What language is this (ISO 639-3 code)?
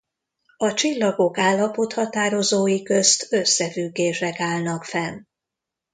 hun